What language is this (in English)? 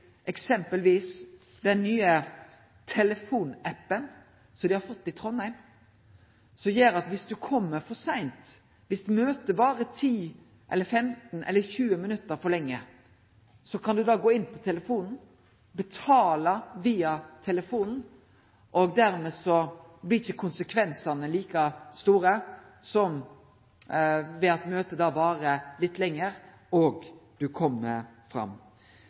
Norwegian Nynorsk